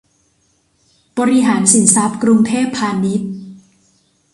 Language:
Thai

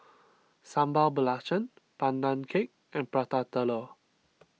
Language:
English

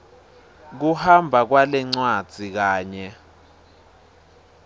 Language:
Swati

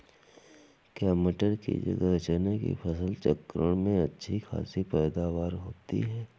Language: Hindi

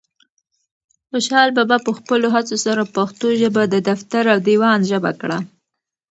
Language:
Pashto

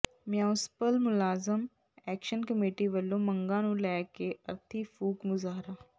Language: Punjabi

